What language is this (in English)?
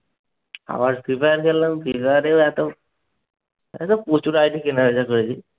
Bangla